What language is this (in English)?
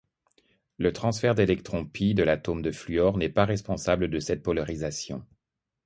French